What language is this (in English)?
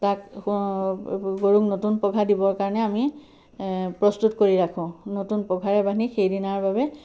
Assamese